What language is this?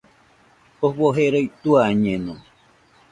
Nüpode Huitoto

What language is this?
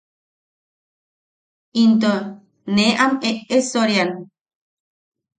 Yaqui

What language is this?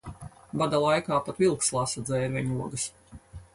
Latvian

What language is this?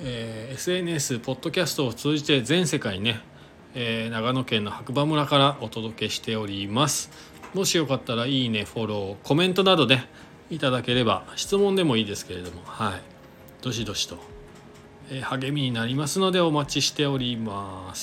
Japanese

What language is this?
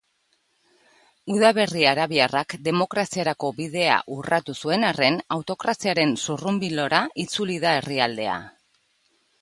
Basque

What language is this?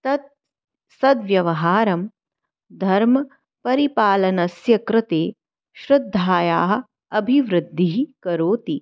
Sanskrit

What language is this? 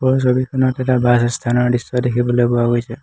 Assamese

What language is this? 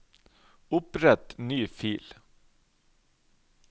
Norwegian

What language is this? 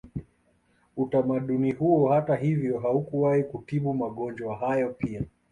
Swahili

